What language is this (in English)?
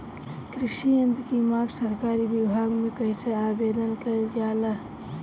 Bhojpuri